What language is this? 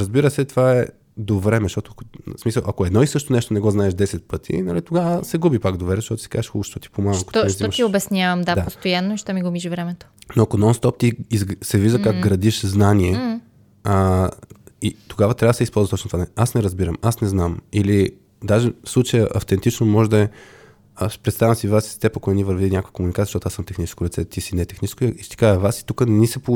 Bulgarian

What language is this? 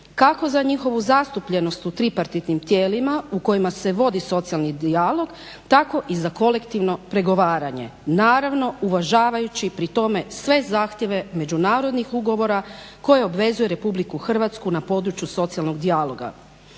Croatian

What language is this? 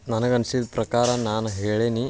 Kannada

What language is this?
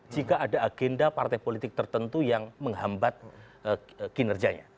Indonesian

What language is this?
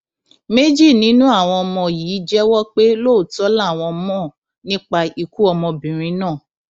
Yoruba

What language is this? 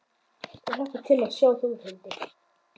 Icelandic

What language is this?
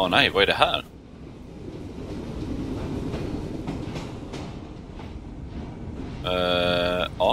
Swedish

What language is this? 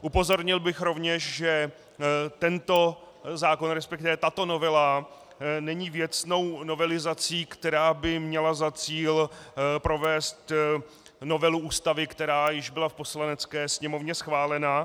Czech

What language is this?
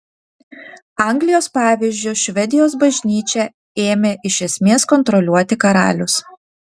Lithuanian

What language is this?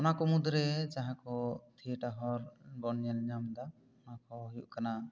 Santali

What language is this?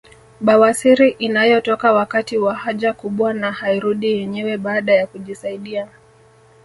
Swahili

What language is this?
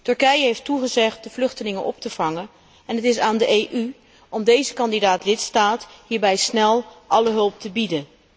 Dutch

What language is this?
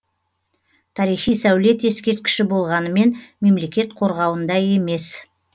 Kazakh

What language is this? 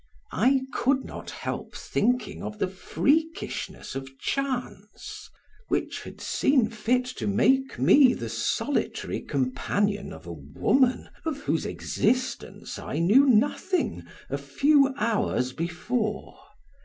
English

